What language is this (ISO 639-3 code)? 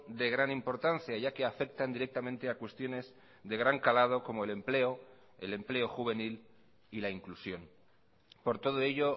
spa